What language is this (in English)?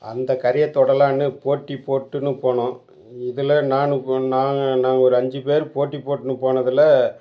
Tamil